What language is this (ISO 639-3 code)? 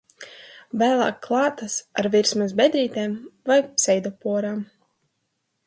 lav